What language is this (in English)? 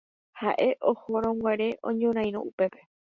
Guarani